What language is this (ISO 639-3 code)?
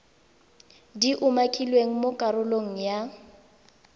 tsn